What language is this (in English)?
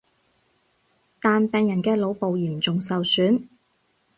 Cantonese